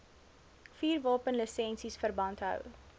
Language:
Afrikaans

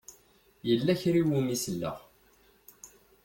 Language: Kabyle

